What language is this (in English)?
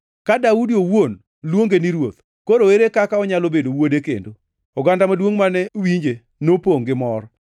Luo (Kenya and Tanzania)